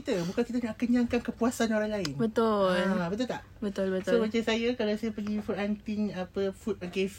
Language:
Malay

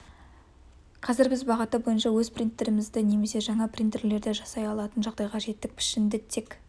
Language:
Kazakh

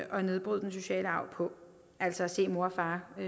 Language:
Danish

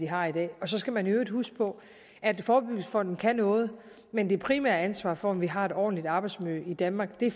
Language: Danish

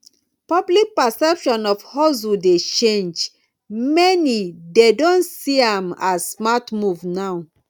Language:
Nigerian Pidgin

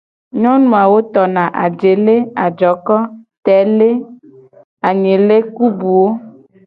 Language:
Gen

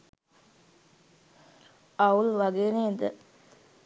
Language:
Sinhala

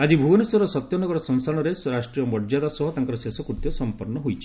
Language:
Odia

